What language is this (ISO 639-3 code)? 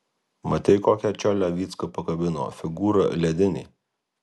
lit